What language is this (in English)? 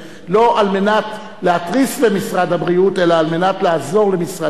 Hebrew